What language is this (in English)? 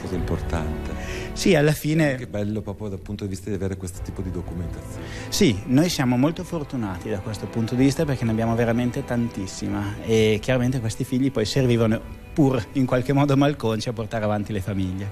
Italian